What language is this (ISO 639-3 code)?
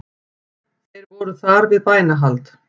isl